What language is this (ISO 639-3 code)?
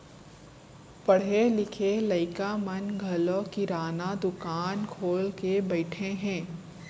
hne